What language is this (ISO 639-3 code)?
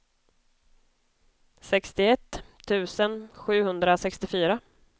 swe